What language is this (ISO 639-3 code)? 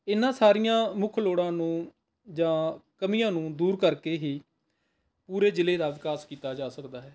pan